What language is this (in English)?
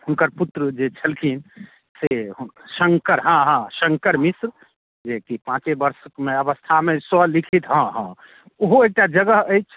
Maithili